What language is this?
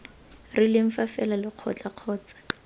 Tswana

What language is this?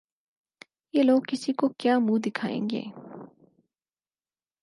Urdu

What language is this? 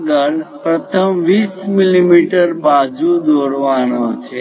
Gujarati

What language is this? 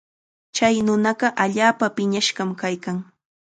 Chiquián Ancash Quechua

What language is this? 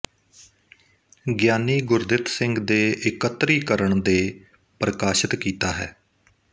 Punjabi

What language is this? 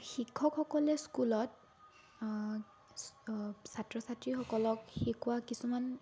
Assamese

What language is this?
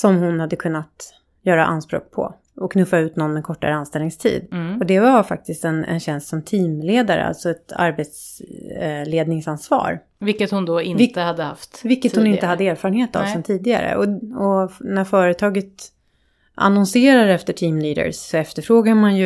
Swedish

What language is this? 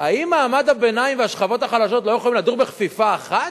Hebrew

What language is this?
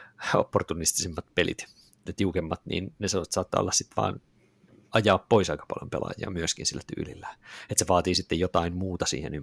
Finnish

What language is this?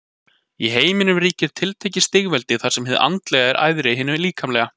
Icelandic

